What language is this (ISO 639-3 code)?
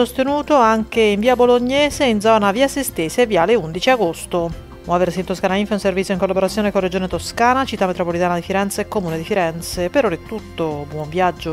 ita